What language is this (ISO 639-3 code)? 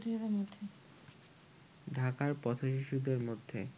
ben